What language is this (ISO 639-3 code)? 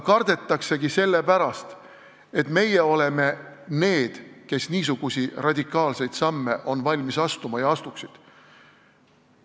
est